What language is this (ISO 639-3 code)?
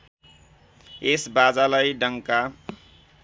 nep